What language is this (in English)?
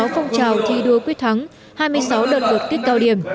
Vietnamese